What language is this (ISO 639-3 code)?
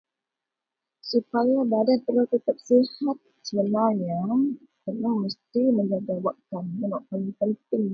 mel